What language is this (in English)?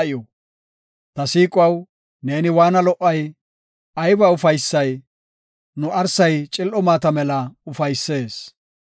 Gofa